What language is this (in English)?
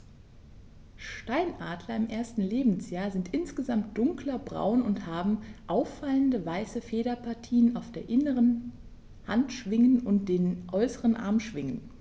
German